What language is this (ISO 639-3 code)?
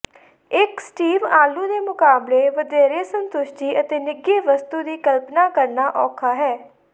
pan